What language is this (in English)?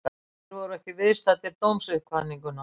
Icelandic